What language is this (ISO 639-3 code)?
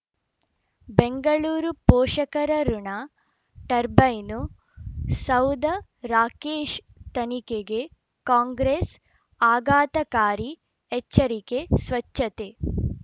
kan